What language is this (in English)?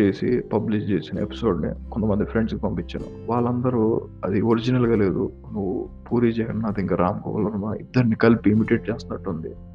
Telugu